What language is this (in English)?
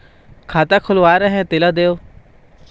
Chhattisgarhi